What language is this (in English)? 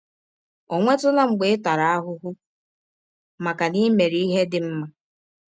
Igbo